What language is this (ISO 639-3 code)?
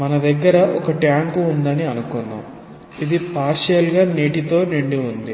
tel